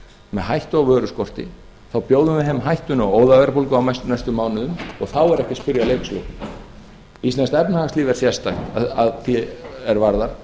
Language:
Icelandic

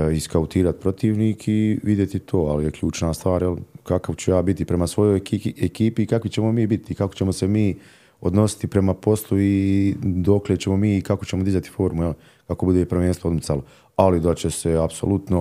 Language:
Croatian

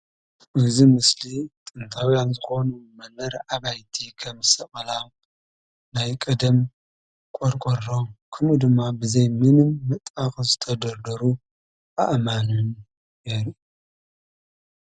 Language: Tigrinya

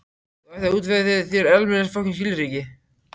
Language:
Icelandic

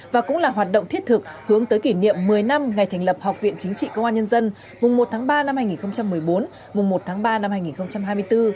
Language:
Vietnamese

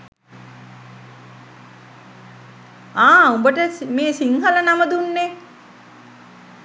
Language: Sinhala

